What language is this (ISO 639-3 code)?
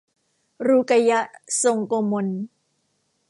tha